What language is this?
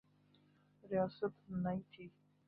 Urdu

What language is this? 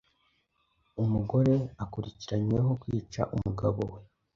Kinyarwanda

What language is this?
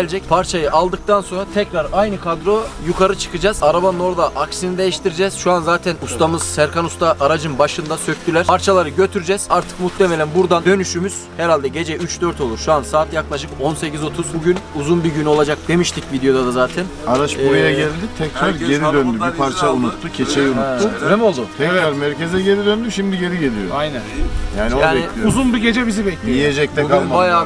Turkish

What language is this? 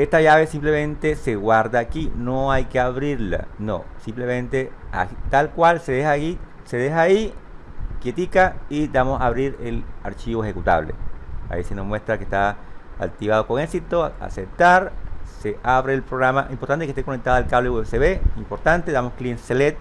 Spanish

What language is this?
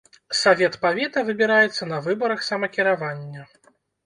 Belarusian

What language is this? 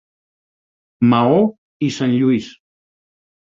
Catalan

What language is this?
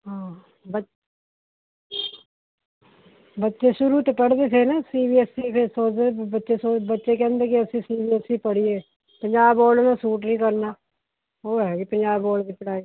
Punjabi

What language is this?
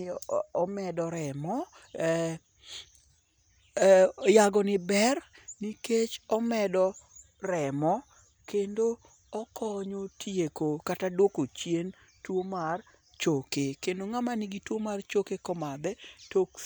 Luo (Kenya and Tanzania)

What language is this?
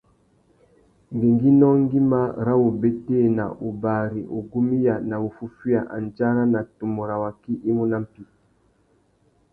Tuki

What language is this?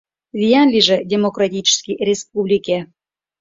Mari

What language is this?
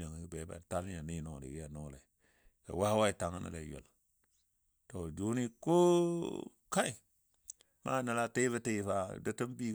Dadiya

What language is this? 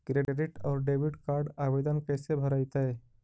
Magahi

